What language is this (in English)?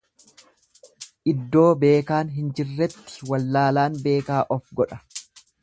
Oromo